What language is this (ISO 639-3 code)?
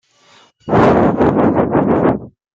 fra